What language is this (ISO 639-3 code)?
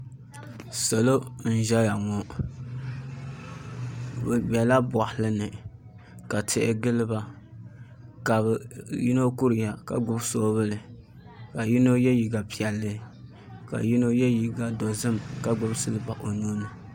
dag